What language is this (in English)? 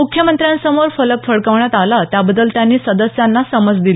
Marathi